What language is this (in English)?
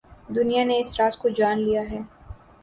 Urdu